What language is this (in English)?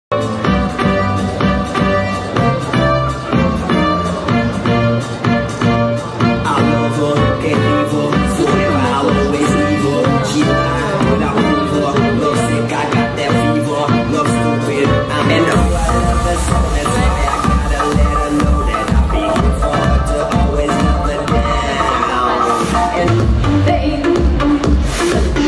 Greek